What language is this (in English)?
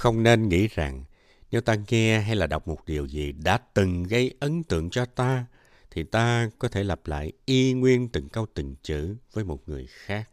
Vietnamese